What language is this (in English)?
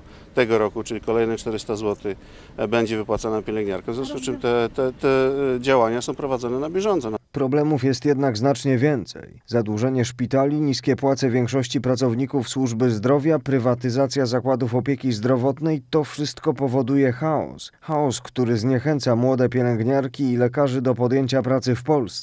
Polish